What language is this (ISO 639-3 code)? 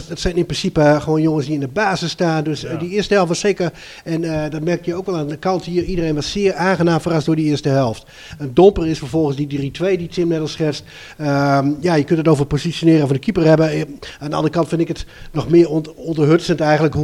nld